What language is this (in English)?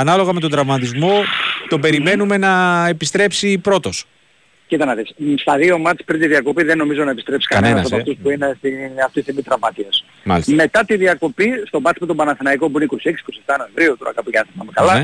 Greek